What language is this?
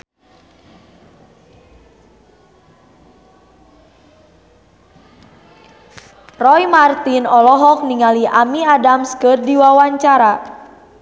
Sundanese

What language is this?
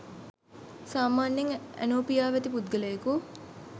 Sinhala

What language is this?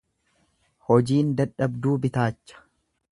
Oromo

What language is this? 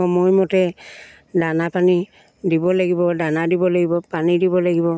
Assamese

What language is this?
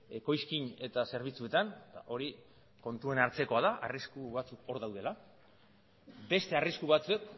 Basque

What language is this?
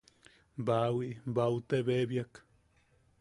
Yaqui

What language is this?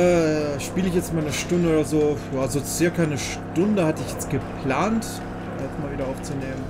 German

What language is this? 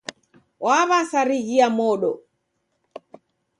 Taita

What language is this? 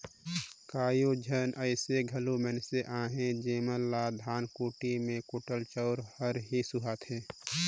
Chhattisgarhi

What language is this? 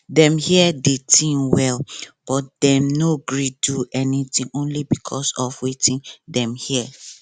Nigerian Pidgin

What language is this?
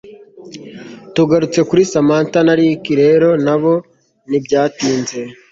Kinyarwanda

